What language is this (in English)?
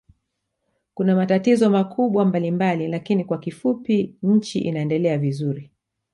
Swahili